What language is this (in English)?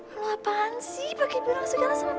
Indonesian